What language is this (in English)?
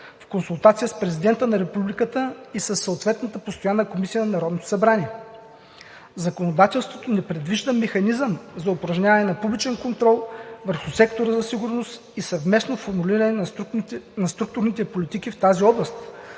Bulgarian